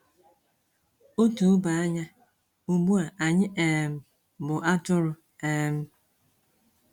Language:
Igbo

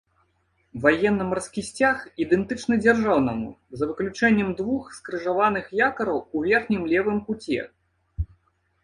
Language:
Belarusian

